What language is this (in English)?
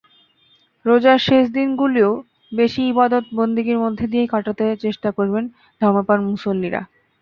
Bangla